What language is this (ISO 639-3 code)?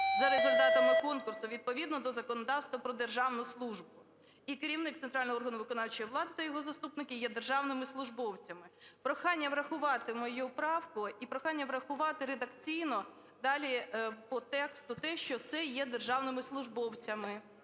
ukr